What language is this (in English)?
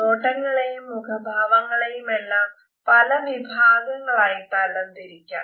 Malayalam